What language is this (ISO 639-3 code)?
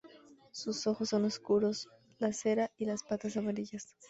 spa